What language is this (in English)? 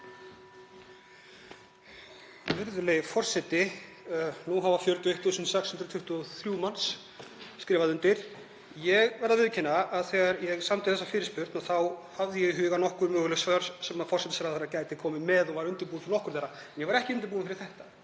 Icelandic